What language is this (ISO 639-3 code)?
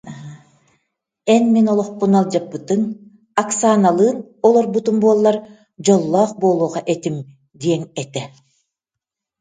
sah